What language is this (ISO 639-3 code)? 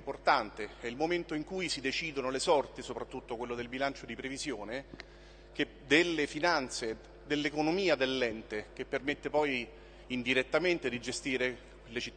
ita